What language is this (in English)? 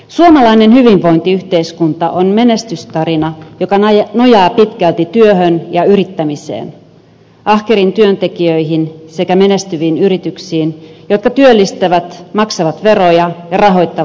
Finnish